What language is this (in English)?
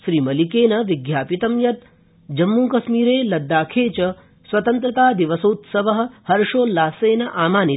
Sanskrit